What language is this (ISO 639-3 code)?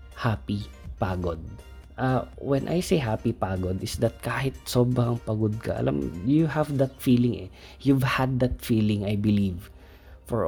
fil